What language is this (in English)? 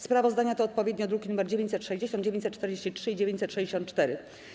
Polish